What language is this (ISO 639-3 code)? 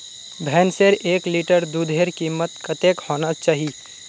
mag